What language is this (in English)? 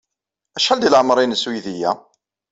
Kabyle